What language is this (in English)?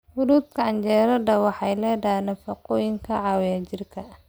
Somali